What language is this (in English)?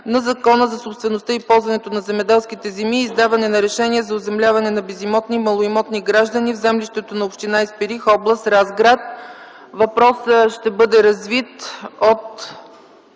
Bulgarian